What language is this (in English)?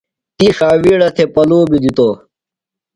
Phalura